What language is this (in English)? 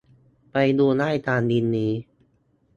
Thai